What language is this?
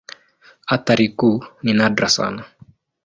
Swahili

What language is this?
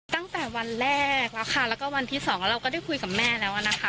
Thai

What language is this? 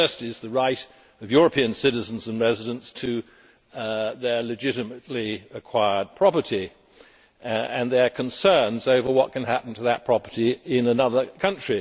English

